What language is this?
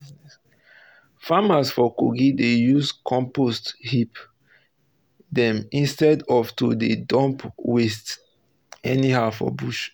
Nigerian Pidgin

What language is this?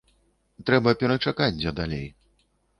Belarusian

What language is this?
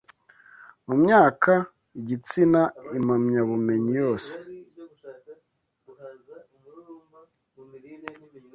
Kinyarwanda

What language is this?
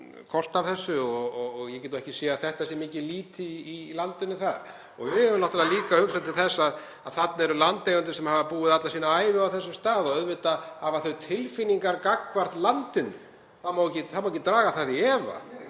Icelandic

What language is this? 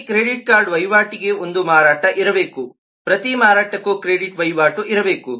Kannada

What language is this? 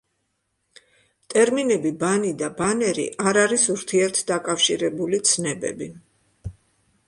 Georgian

